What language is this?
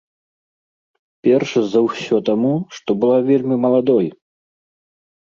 Belarusian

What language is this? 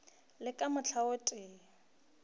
Northern Sotho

